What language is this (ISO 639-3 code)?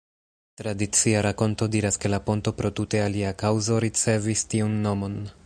epo